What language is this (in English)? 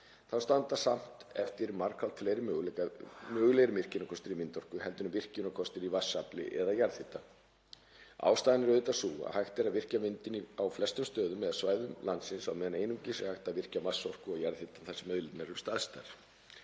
Icelandic